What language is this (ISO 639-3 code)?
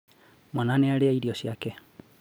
kik